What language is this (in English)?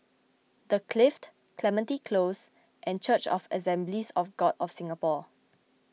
English